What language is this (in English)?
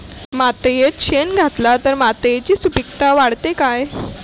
Marathi